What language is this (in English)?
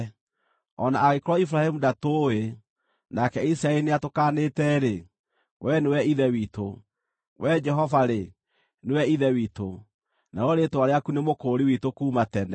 Kikuyu